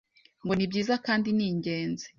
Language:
Kinyarwanda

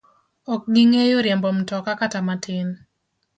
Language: Luo (Kenya and Tanzania)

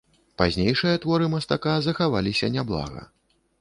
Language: Belarusian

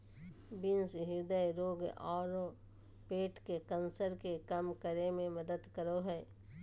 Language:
Magahi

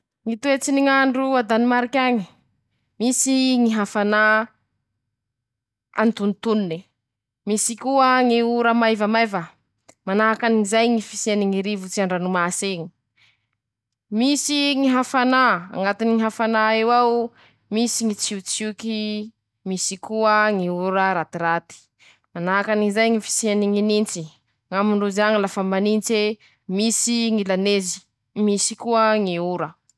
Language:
Masikoro Malagasy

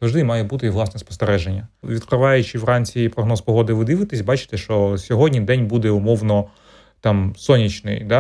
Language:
Ukrainian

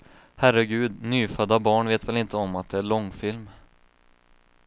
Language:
Swedish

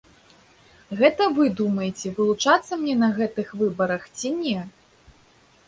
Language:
Belarusian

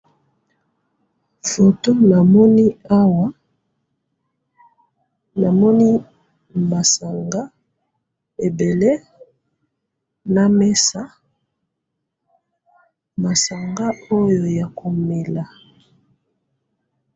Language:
Lingala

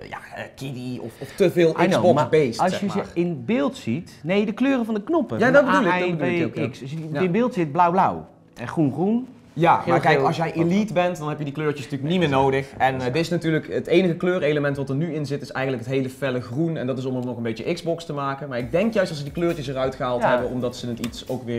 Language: Dutch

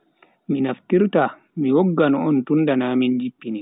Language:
Bagirmi Fulfulde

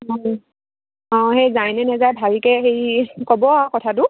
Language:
Assamese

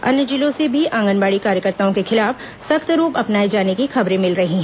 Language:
Hindi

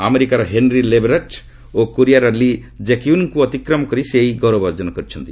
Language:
Odia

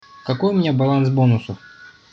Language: Russian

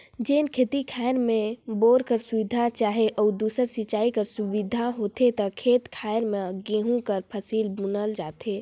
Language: Chhattisgarhi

